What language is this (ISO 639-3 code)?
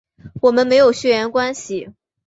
zho